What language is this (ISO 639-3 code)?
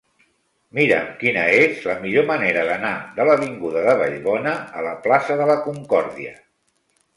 cat